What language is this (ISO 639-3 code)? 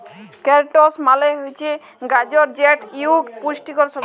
ben